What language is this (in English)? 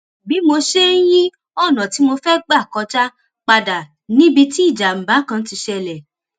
Yoruba